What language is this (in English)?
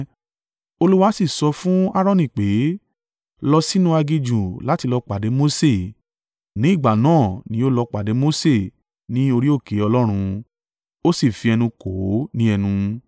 Yoruba